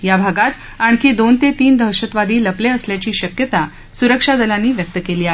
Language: Marathi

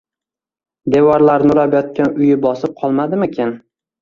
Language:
Uzbek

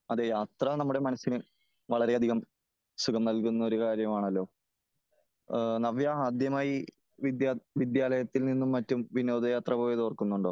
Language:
Malayalam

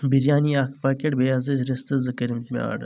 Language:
Kashmiri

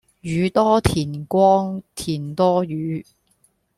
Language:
Cantonese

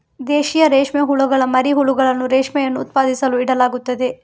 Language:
Kannada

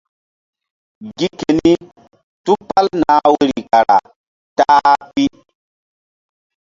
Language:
Mbum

